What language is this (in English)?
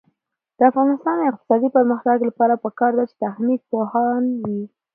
Pashto